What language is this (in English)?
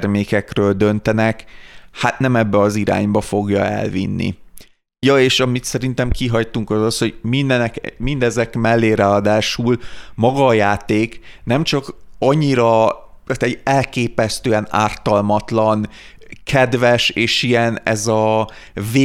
Hungarian